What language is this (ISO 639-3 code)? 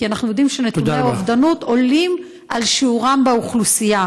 heb